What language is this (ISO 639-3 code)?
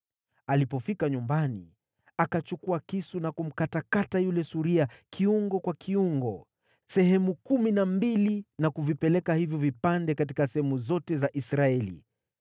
swa